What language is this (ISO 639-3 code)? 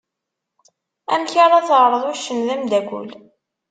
kab